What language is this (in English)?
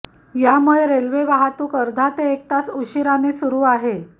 Marathi